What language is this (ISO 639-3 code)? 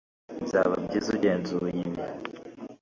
kin